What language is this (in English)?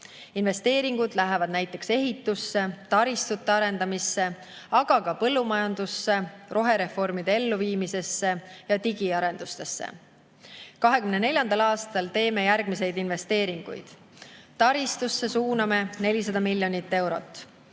Estonian